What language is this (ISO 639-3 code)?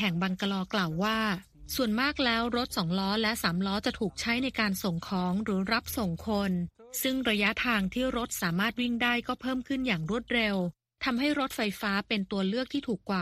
tha